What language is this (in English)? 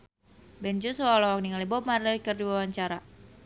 Sundanese